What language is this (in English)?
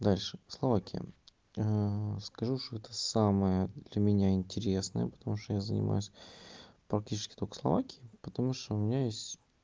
Russian